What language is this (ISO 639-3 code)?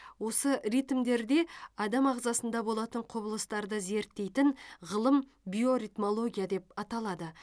kaz